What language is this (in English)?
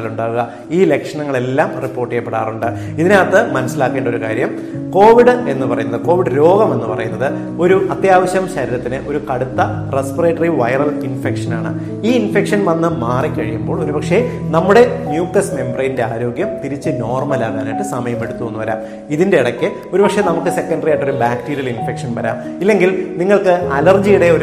Malayalam